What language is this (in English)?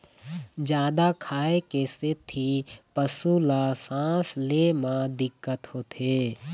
Chhattisgarhi